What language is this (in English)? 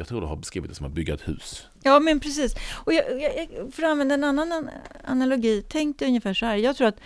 Swedish